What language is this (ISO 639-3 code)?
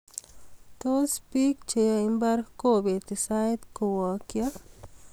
kln